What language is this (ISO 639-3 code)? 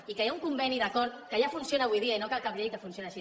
cat